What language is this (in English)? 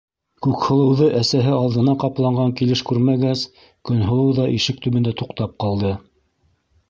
Bashkir